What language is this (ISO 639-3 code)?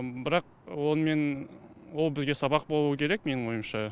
kaz